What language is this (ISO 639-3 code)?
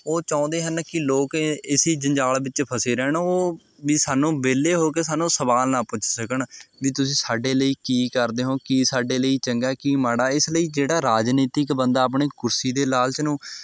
pan